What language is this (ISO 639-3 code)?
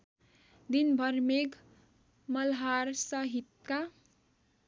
nep